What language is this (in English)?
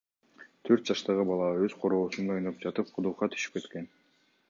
Kyrgyz